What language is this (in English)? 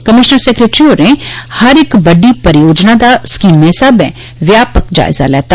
Dogri